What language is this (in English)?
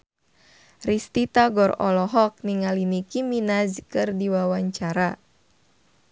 Sundanese